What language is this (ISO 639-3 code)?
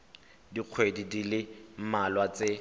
tsn